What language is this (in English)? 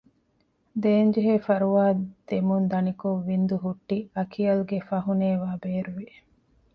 Divehi